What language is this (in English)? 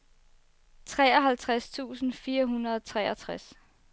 Danish